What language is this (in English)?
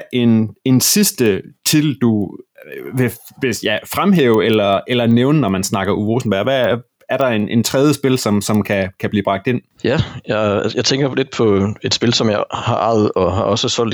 Danish